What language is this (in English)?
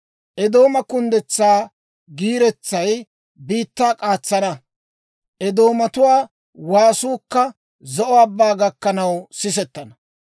Dawro